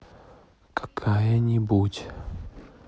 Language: Russian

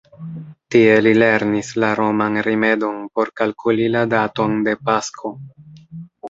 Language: Esperanto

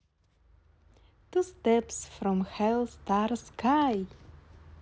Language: Russian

